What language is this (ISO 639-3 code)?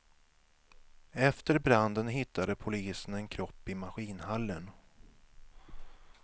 swe